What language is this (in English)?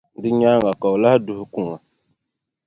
Dagbani